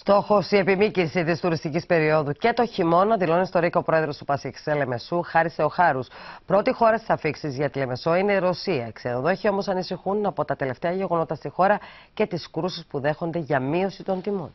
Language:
Greek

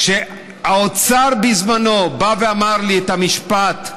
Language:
Hebrew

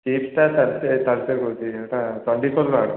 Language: Odia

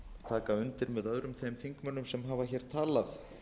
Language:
Icelandic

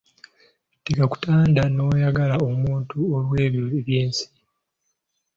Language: Ganda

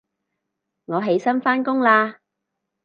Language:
Cantonese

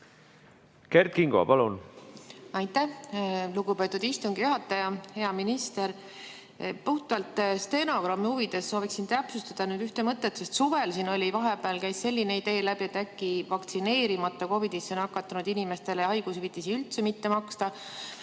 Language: Estonian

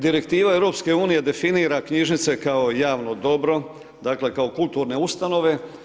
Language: Croatian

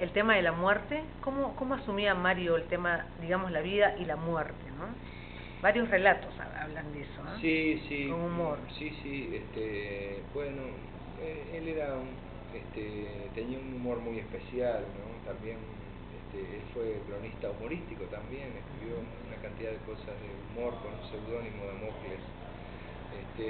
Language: Spanish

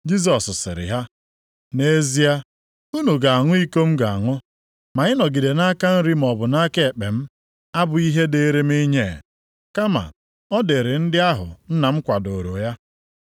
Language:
Igbo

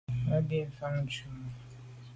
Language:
Medumba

